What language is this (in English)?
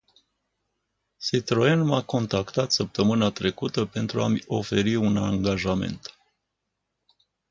Romanian